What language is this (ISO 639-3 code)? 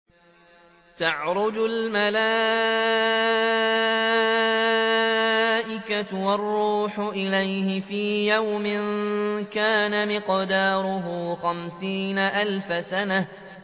ara